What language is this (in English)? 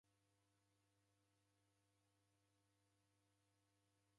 Taita